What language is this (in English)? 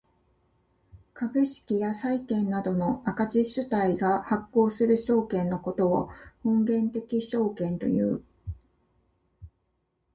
Japanese